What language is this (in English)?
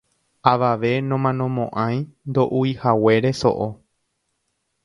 Guarani